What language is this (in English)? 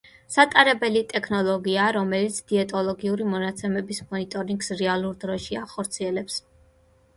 Georgian